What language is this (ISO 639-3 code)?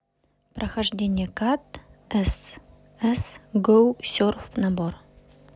rus